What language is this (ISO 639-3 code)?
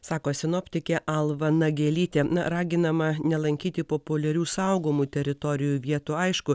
lit